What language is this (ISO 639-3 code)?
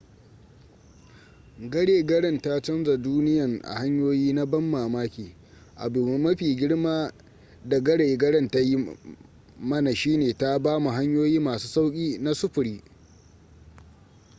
hau